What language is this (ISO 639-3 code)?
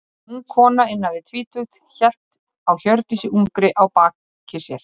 isl